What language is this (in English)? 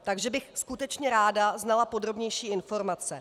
Czech